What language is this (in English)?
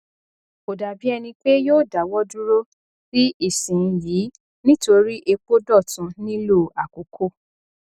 Yoruba